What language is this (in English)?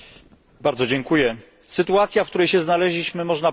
Polish